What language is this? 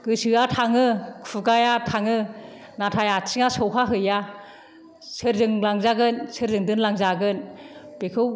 Bodo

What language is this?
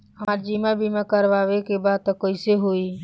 Bhojpuri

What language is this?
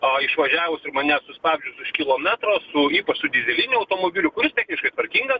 Lithuanian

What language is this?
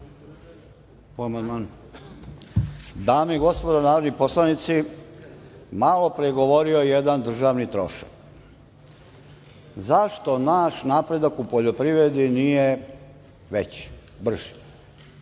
Serbian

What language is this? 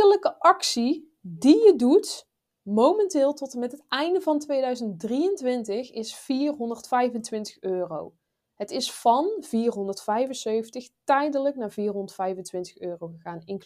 Dutch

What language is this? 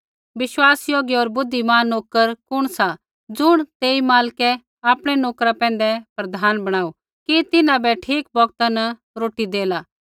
Kullu Pahari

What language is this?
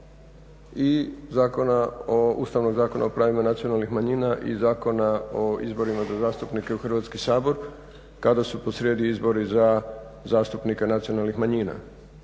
Croatian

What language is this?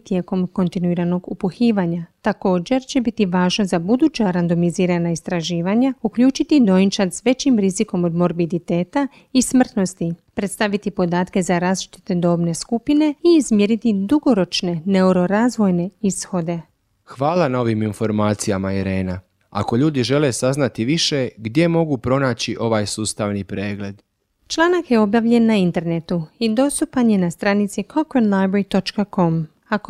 Croatian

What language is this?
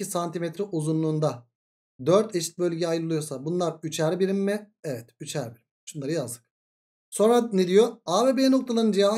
Turkish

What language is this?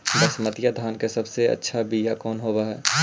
Magahi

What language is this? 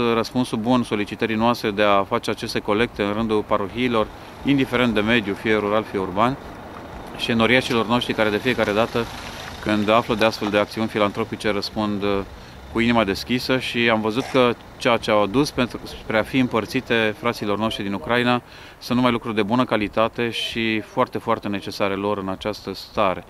Romanian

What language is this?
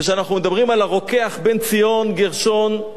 Hebrew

